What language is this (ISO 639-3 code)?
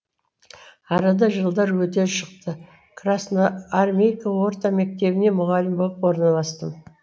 kaz